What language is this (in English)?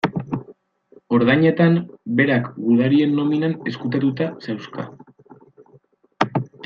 Basque